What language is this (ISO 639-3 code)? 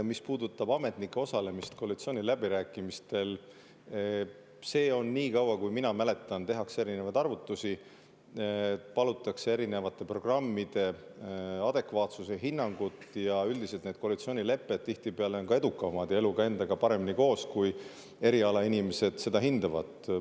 est